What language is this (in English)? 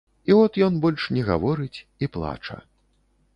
Belarusian